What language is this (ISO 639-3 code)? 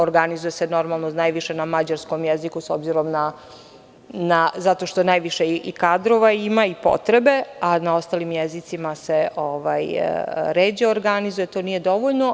srp